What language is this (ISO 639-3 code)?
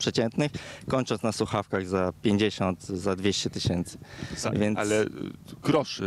pol